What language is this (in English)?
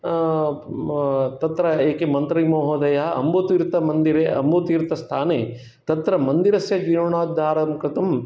Sanskrit